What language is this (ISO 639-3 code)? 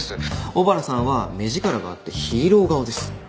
jpn